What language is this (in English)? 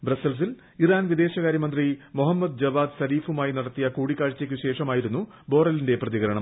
Malayalam